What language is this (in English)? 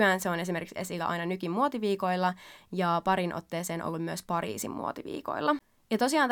Finnish